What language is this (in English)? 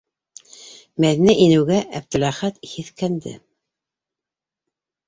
Bashkir